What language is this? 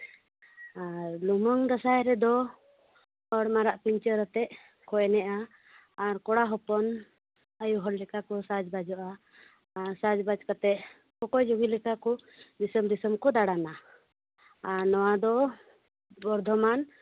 Santali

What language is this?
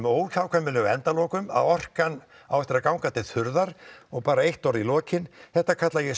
Icelandic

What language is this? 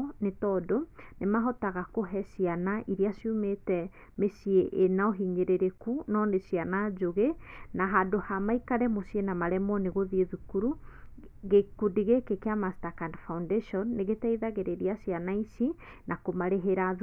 Kikuyu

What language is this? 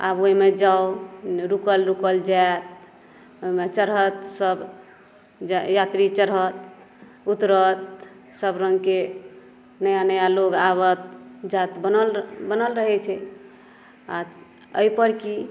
Maithili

